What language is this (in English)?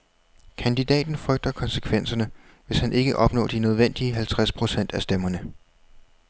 Danish